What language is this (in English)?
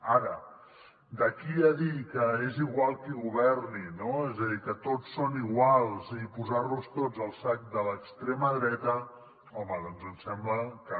Catalan